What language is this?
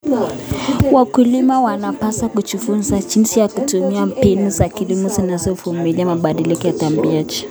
Kalenjin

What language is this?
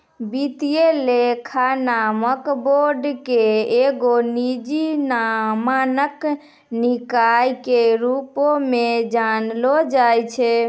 Maithili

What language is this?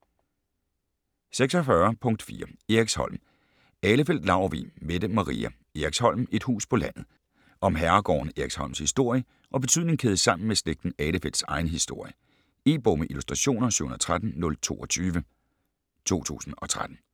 Danish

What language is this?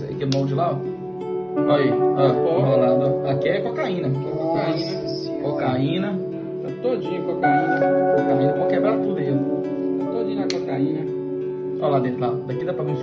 Portuguese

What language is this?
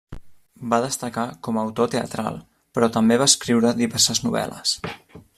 Catalan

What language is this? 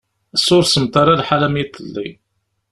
Kabyle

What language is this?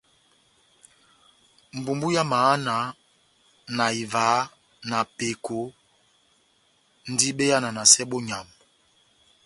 Batanga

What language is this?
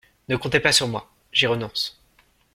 French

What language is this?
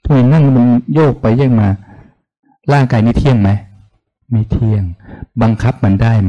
Thai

